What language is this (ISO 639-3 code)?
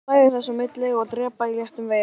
isl